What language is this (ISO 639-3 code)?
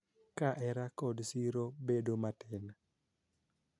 luo